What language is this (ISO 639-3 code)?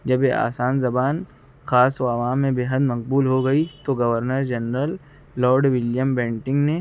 urd